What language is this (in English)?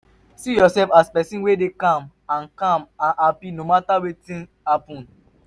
Nigerian Pidgin